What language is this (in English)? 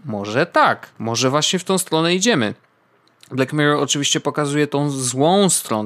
Polish